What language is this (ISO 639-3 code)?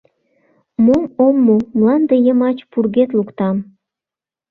chm